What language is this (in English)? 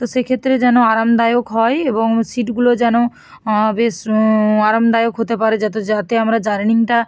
Bangla